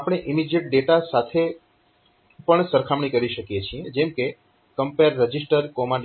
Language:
Gujarati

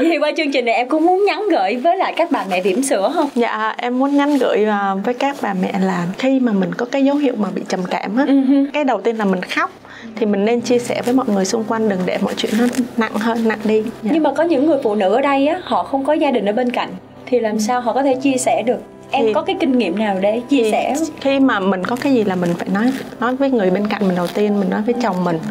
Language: Vietnamese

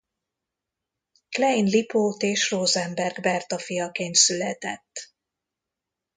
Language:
Hungarian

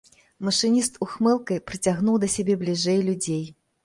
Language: Belarusian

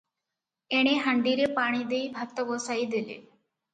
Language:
Odia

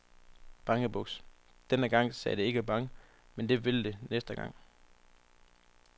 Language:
Danish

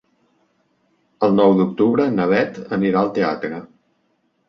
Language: Catalan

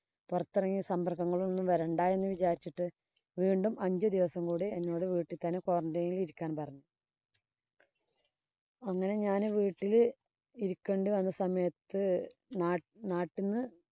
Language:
Malayalam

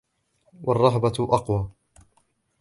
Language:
Arabic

